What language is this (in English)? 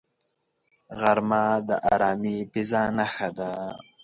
Pashto